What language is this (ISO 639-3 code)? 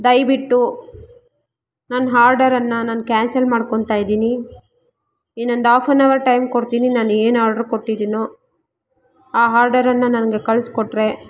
kan